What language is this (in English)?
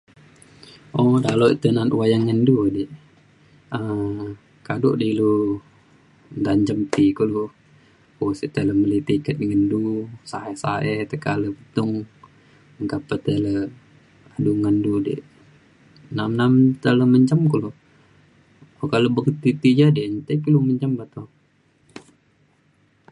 Mainstream Kenyah